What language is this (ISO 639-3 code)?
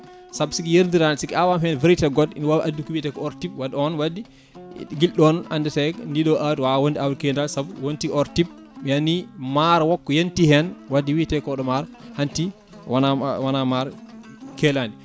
ful